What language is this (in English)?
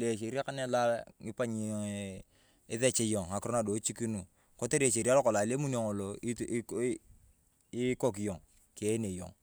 Turkana